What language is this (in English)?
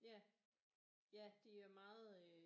Danish